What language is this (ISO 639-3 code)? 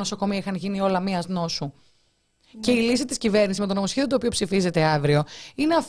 ell